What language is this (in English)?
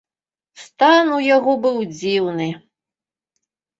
Belarusian